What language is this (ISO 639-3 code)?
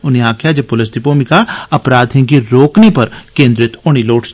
doi